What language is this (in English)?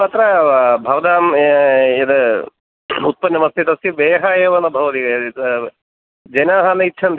Sanskrit